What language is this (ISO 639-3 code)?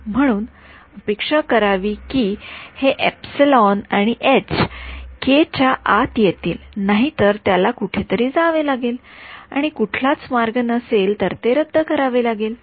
mar